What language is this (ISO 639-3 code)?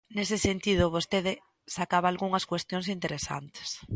glg